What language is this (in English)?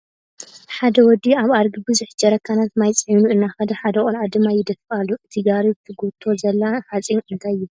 Tigrinya